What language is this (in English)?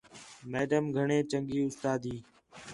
Khetrani